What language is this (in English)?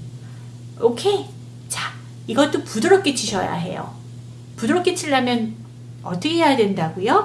Korean